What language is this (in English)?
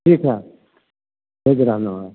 Maithili